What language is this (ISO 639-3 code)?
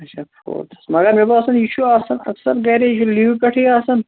kas